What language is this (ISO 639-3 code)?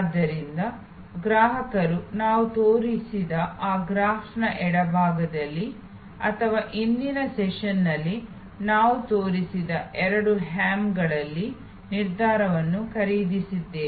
kan